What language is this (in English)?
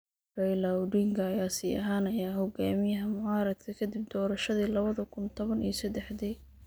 Somali